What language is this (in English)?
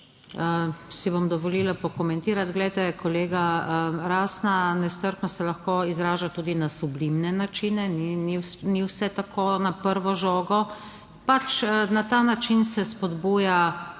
Slovenian